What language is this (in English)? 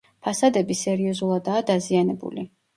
Georgian